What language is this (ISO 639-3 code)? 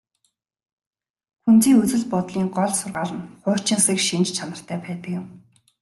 mon